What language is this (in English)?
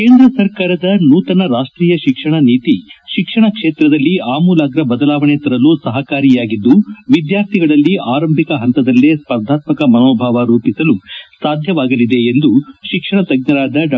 Kannada